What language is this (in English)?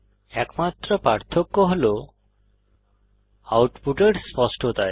Bangla